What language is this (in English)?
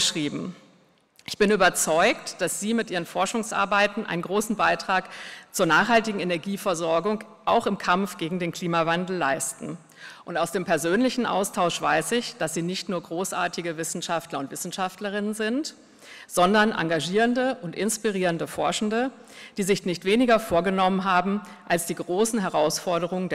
German